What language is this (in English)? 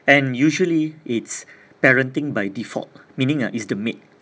English